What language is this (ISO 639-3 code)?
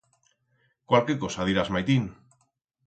arg